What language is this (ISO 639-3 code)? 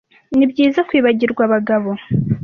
kin